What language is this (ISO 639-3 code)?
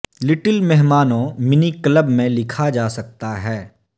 urd